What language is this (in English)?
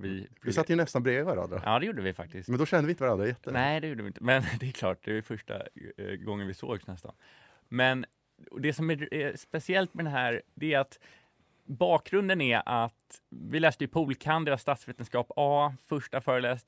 Swedish